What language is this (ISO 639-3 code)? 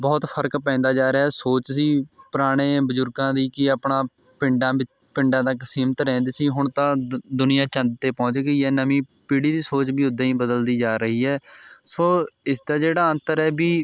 pan